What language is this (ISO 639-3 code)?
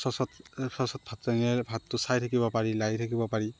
asm